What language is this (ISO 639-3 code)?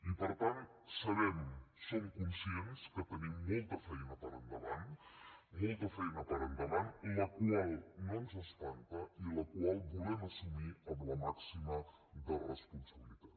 cat